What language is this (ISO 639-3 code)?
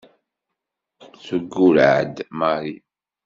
kab